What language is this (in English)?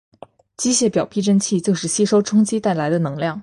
Chinese